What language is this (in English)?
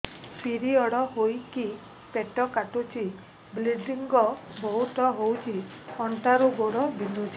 Odia